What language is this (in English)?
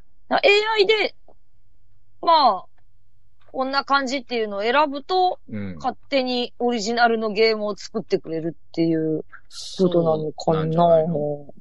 Japanese